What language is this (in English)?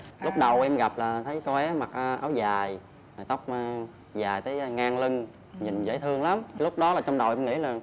Vietnamese